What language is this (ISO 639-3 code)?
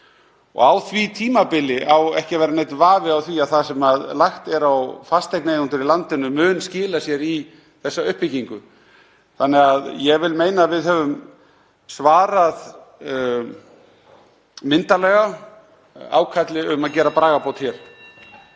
isl